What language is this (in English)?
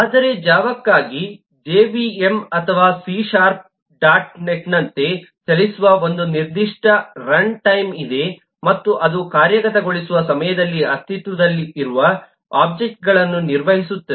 Kannada